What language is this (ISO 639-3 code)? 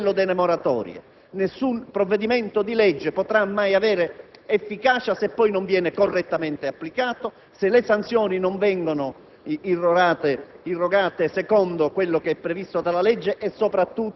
ita